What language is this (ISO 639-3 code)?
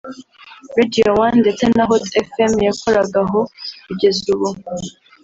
kin